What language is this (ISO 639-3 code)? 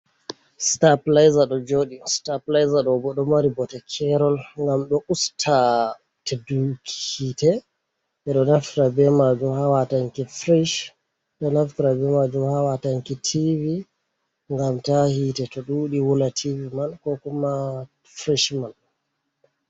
ful